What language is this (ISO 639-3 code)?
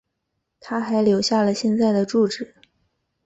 zho